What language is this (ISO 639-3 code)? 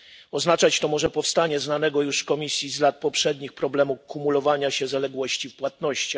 pol